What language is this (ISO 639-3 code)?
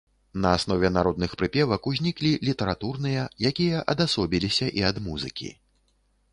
bel